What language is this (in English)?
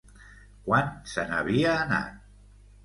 Catalan